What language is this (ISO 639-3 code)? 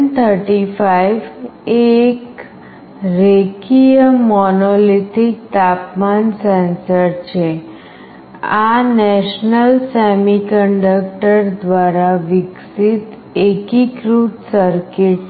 guj